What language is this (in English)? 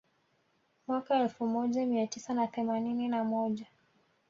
Swahili